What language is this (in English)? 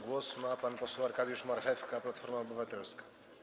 Polish